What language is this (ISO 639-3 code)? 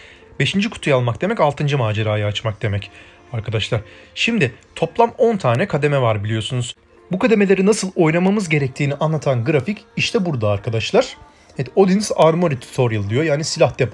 tur